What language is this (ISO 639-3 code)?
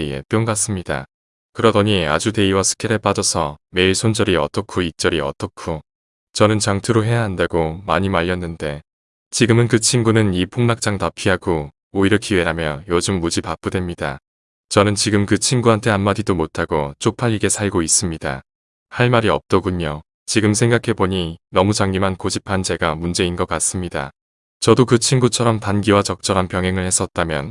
kor